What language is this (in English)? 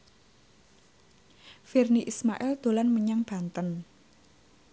Javanese